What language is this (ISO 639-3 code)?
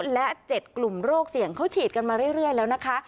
tha